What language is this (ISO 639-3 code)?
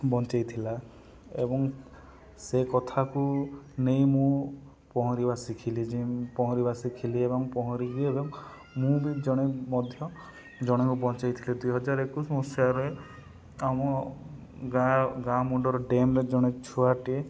ori